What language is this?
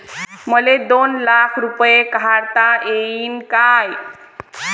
Marathi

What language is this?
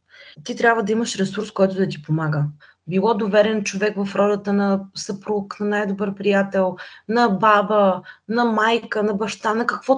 Bulgarian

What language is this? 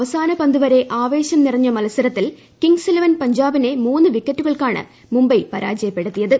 Malayalam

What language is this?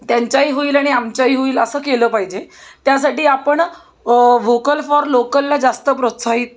Marathi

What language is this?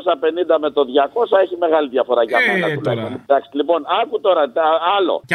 Greek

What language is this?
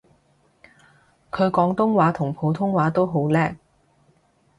Cantonese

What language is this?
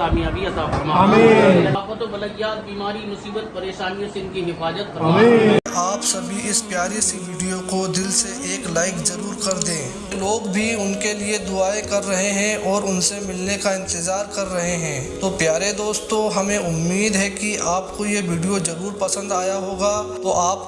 Hindi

